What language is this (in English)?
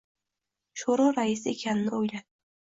Uzbek